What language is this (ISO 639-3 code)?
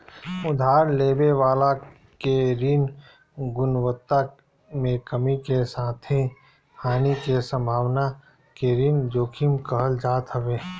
bho